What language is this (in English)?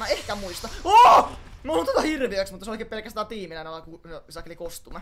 Finnish